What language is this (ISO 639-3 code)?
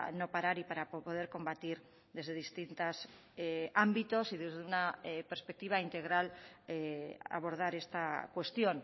spa